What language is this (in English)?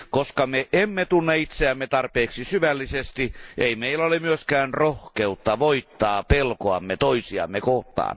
Finnish